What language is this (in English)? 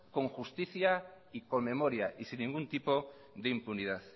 Spanish